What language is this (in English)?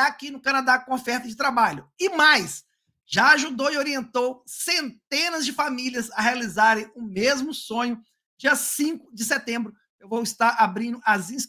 Portuguese